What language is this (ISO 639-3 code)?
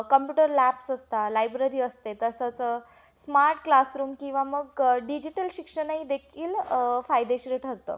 mar